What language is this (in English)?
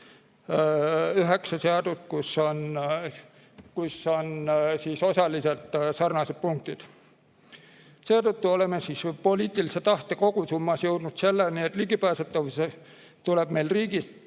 Estonian